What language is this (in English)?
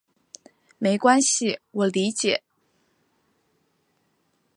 Chinese